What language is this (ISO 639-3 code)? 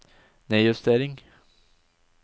nor